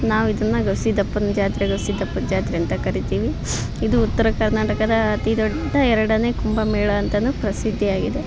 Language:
Kannada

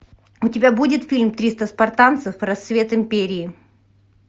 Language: Russian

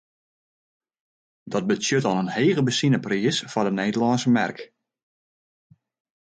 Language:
Western Frisian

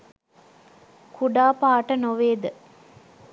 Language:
Sinhala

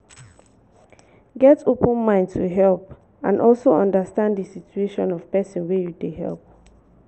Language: Nigerian Pidgin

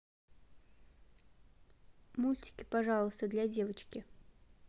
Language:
Russian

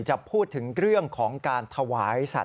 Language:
Thai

